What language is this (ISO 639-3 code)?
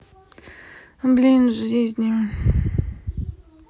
rus